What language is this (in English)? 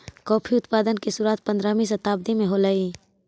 Magahi